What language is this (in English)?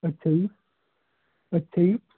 Punjabi